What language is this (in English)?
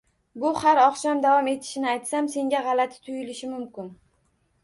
Uzbek